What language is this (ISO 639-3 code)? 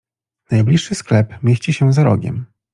pol